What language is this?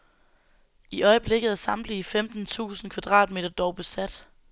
Danish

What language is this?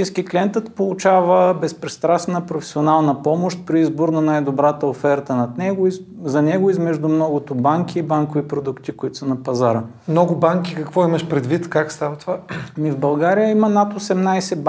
Bulgarian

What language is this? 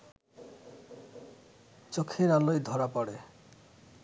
Bangla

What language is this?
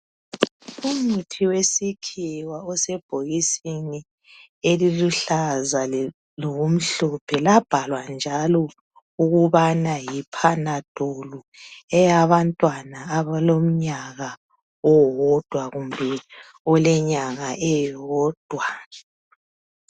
North Ndebele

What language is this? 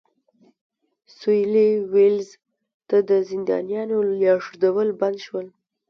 Pashto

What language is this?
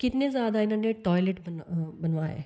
Dogri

